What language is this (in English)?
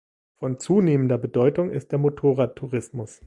German